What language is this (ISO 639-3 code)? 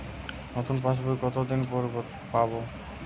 ben